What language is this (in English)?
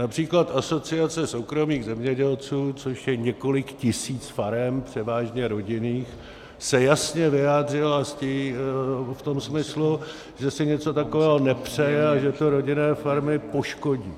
Czech